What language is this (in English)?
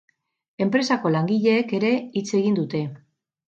Basque